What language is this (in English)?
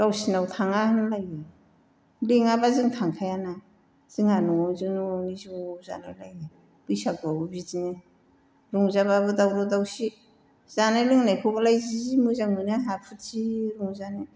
Bodo